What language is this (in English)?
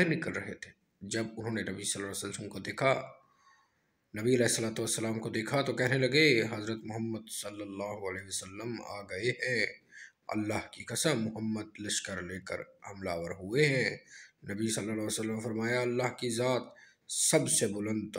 Hindi